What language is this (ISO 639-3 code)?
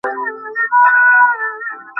ben